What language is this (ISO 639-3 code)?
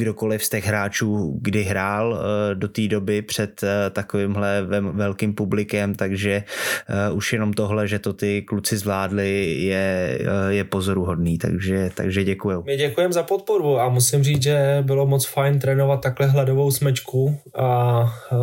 ces